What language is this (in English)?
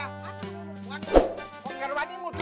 Indonesian